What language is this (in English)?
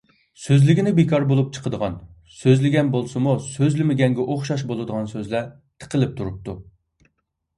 Uyghur